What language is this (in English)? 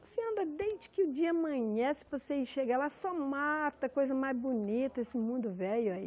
Portuguese